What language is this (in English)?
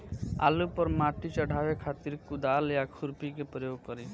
Bhojpuri